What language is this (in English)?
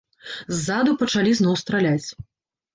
Belarusian